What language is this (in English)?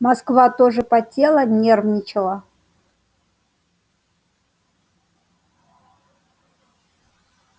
Russian